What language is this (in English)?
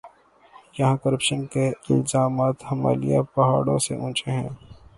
Urdu